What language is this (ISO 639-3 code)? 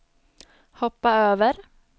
swe